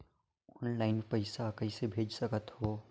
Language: Chhattisgarhi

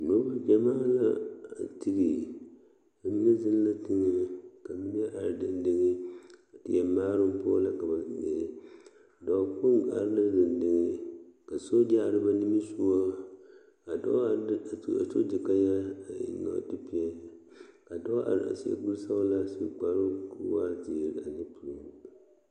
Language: Southern Dagaare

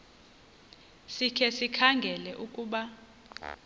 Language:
Xhosa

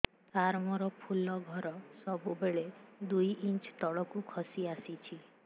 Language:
Odia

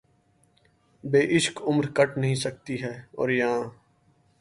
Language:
Urdu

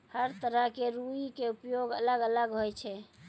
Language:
Maithili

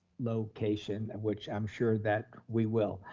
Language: English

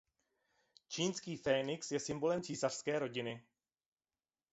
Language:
Czech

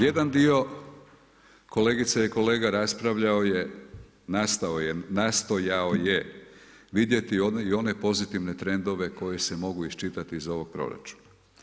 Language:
Croatian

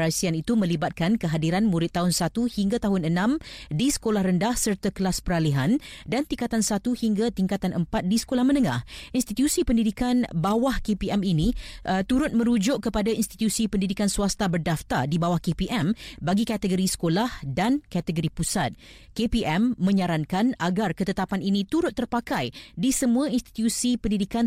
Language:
Malay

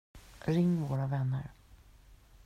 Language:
Swedish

